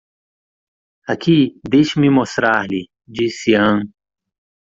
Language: Portuguese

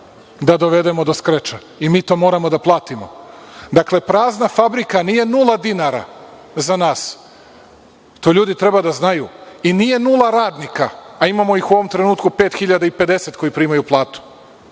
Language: Serbian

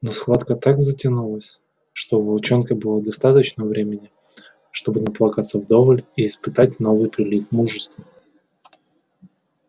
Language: Russian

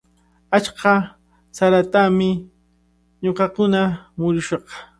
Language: Cajatambo North Lima Quechua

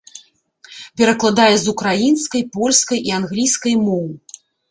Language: Belarusian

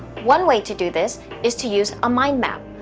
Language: English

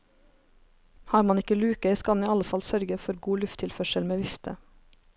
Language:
Norwegian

